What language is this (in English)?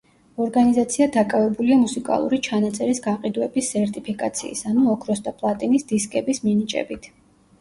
Georgian